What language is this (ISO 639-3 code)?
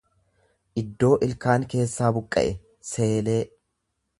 orm